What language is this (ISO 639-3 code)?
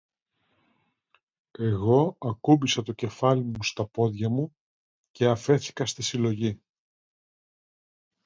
ell